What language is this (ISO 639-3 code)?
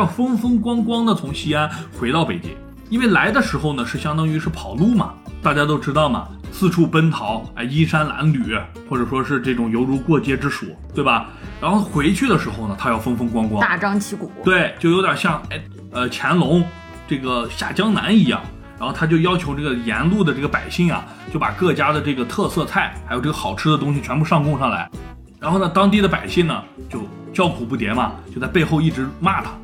zho